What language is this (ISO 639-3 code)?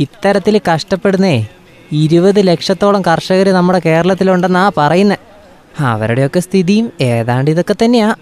mal